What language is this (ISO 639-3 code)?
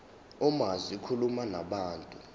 zul